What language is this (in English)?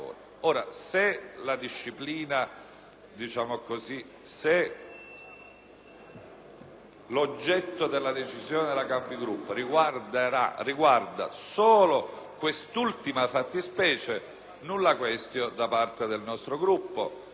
Italian